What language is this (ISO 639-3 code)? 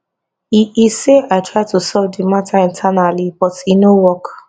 pcm